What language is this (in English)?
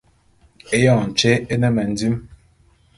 Bulu